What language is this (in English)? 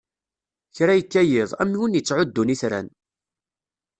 Kabyle